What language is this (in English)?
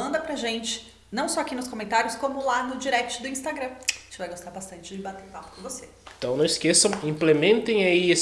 Portuguese